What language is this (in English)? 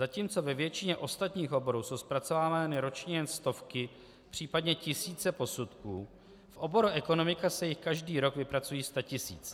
Czech